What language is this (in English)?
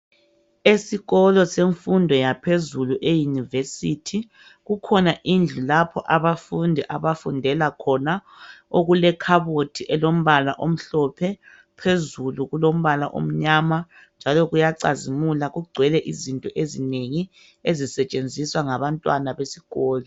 North Ndebele